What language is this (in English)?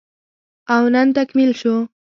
Pashto